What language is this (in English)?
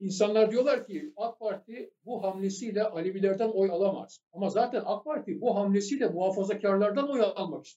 Turkish